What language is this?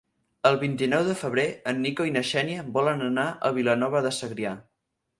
Catalan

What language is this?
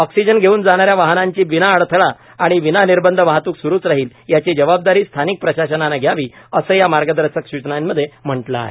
Marathi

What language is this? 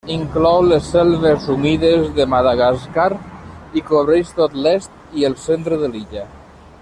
Catalan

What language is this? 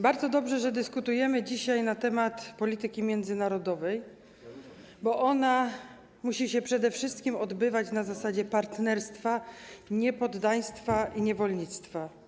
Polish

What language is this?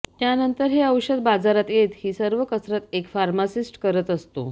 Marathi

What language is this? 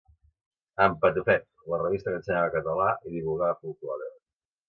Catalan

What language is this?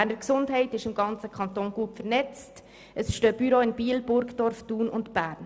Swiss German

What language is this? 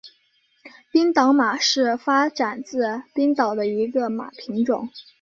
Chinese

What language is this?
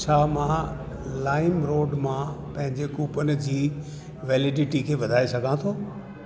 Sindhi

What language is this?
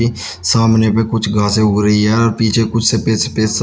Hindi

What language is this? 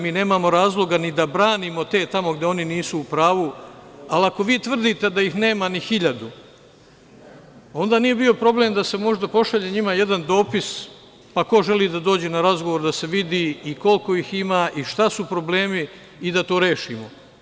Serbian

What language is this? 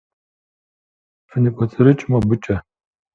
Kabardian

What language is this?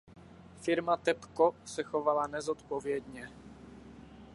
Czech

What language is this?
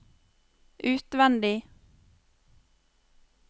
Norwegian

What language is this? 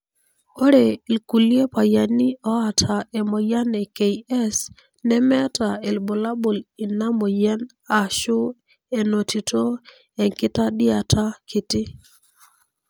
Masai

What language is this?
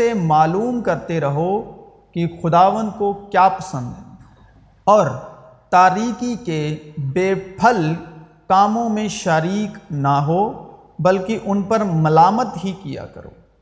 Urdu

